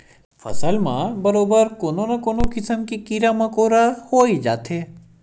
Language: Chhattisgarhi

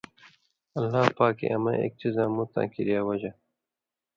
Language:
Indus Kohistani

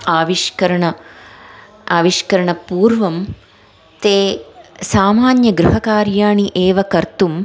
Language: Sanskrit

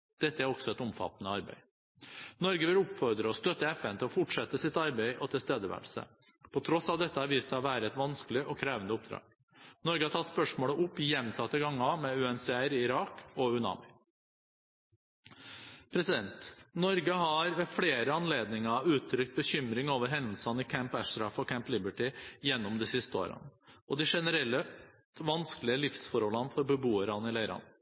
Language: Norwegian Bokmål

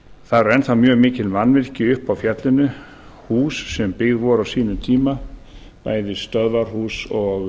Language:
Icelandic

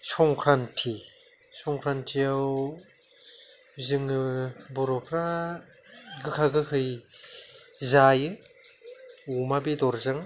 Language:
Bodo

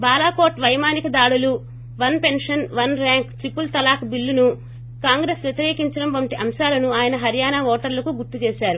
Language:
Telugu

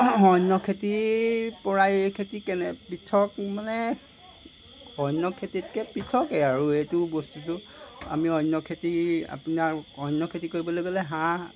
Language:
Assamese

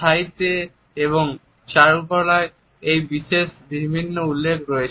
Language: Bangla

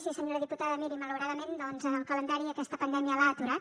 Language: Catalan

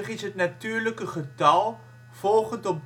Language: Dutch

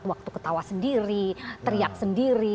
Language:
Indonesian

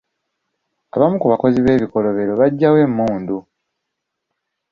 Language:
Ganda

